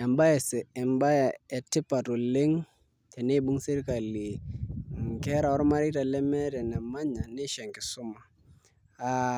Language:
Masai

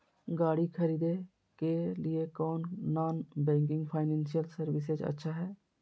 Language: Magahi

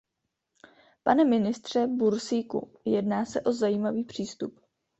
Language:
Czech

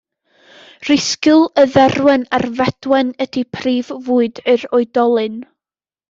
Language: Welsh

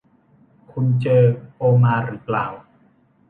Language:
Thai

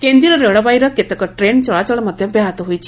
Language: Odia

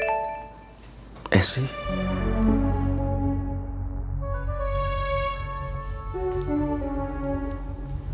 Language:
Indonesian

